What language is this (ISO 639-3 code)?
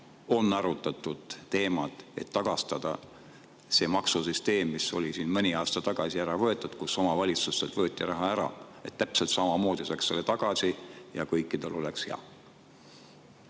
est